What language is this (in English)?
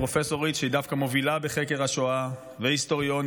Hebrew